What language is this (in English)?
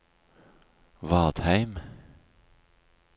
Norwegian